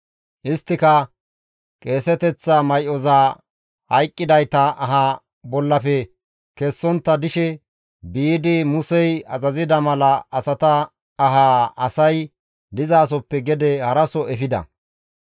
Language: Gamo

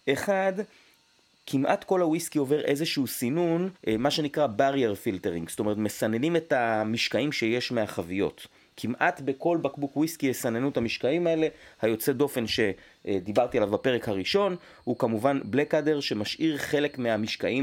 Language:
Hebrew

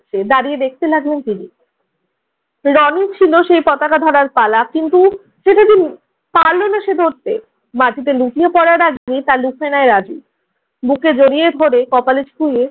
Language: Bangla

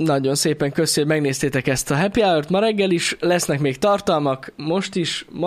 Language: Hungarian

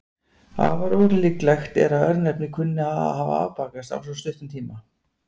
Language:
Icelandic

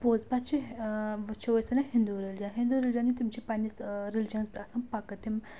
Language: Kashmiri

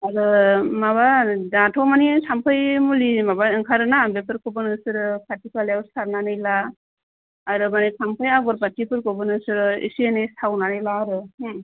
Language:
Bodo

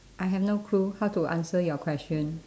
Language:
English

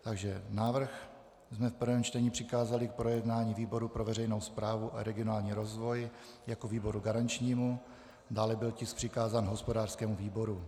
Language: Czech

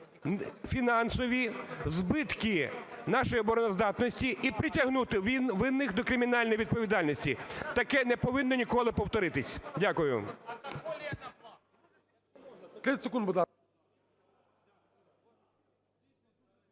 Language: Ukrainian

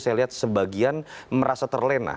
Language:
Indonesian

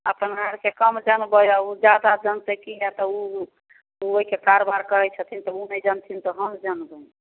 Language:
Maithili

